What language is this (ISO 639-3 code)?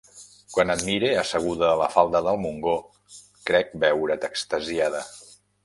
cat